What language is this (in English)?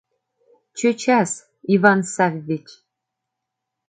Mari